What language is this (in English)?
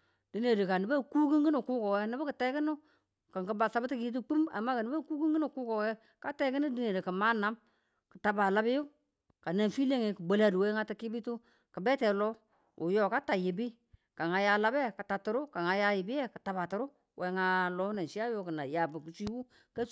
Tula